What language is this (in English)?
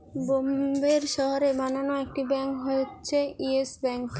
Bangla